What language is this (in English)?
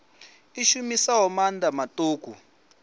Venda